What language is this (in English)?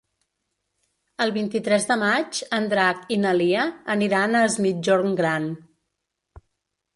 Catalan